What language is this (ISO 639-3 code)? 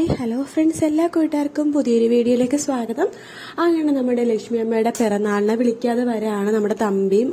ara